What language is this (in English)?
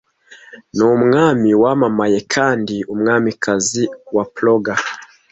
Kinyarwanda